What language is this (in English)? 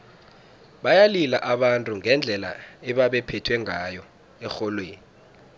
South Ndebele